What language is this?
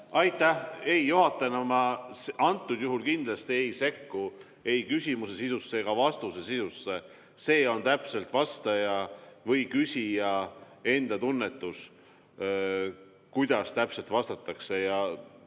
Estonian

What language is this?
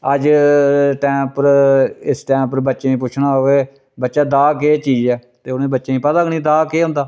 Dogri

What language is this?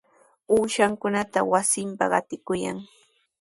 Sihuas Ancash Quechua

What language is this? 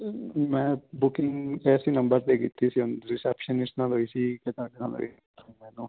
Punjabi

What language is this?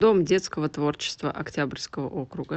Russian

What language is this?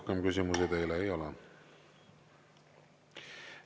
Estonian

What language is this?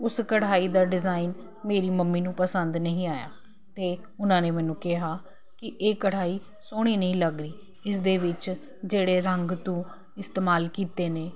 Punjabi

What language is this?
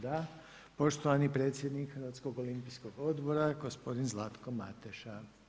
Croatian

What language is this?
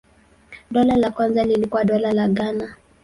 Swahili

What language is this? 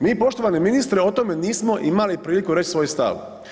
Croatian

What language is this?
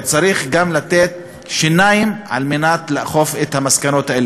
Hebrew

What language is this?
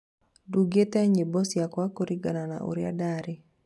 Kikuyu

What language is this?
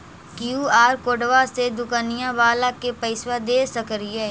Magahi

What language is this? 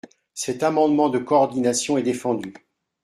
French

